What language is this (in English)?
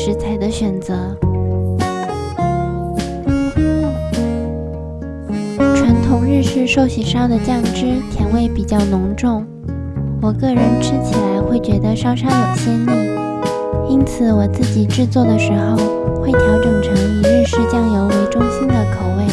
Chinese